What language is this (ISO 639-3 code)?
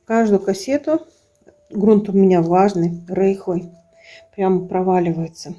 rus